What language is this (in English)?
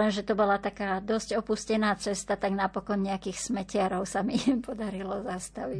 Slovak